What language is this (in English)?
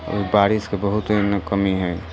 Maithili